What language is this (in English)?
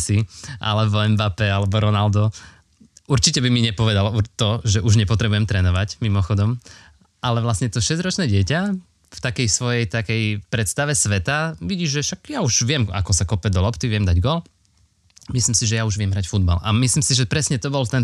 Slovak